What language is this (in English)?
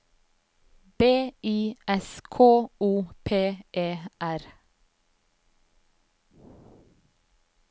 Norwegian